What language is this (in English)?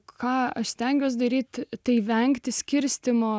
Lithuanian